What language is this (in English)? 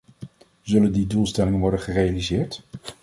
Dutch